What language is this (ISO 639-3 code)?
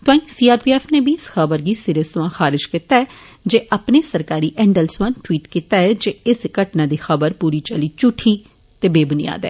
doi